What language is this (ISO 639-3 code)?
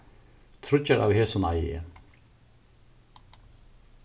fao